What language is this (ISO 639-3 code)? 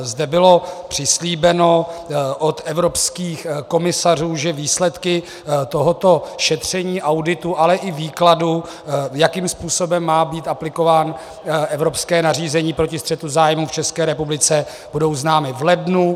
ces